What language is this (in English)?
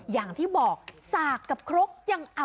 Thai